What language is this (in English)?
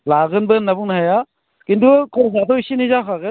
Bodo